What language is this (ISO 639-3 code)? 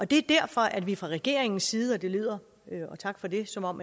dan